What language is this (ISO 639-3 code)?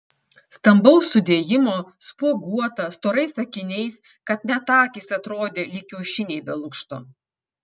lit